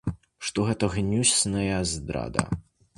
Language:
Belarusian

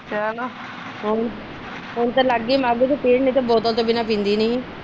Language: Punjabi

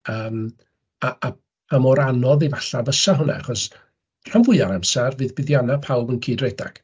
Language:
Welsh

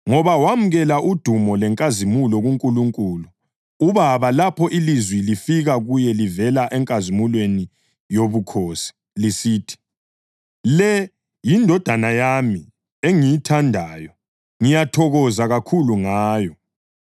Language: North Ndebele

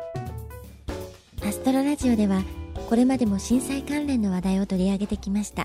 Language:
Japanese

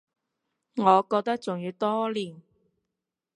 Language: Cantonese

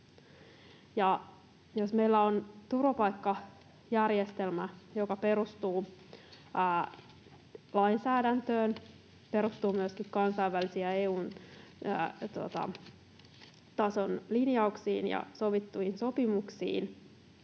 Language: Finnish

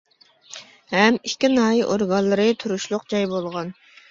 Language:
Uyghur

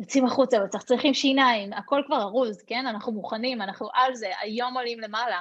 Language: Hebrew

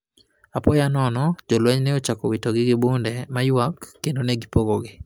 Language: Luo (Kenya and Tanzania)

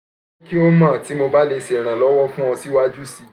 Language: Yoruba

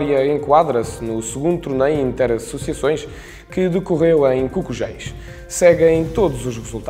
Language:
Portuguese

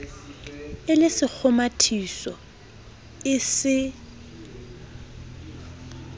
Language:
Southern Sotho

